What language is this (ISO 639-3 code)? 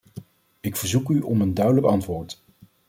nld